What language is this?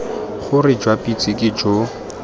Tswana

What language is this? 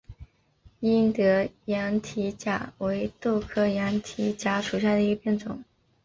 Chinese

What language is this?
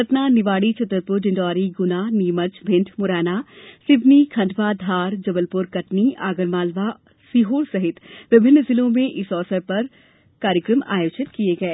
Hindi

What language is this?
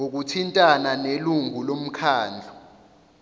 Zulu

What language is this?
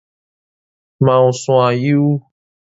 Min Nan Chinese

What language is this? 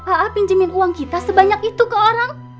Indonesian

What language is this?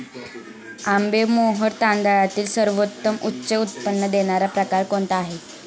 Marathi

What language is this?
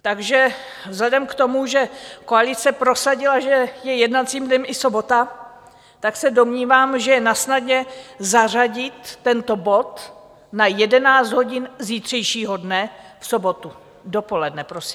Czech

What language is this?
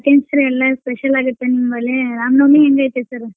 Kannada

